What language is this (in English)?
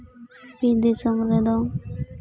Santali